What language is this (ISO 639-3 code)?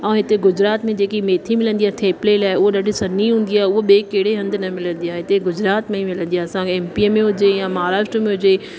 snd